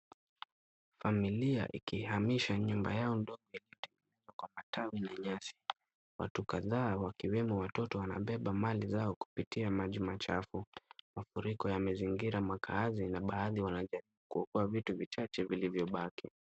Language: Swahili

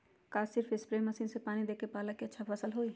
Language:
Magahi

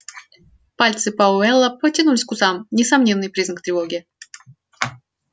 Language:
Russian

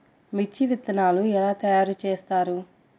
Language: Telugu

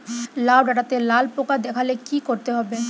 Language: Bangla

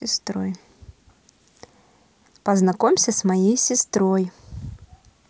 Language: Russian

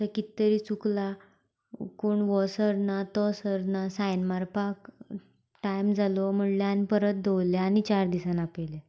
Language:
Konkani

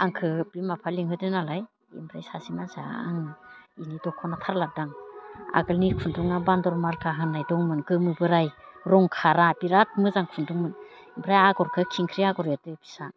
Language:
Bodo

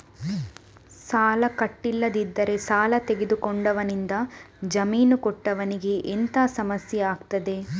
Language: Kannada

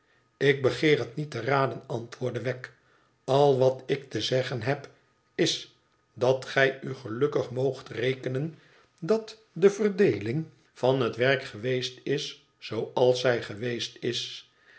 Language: Dutch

